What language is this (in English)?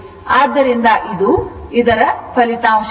Kannada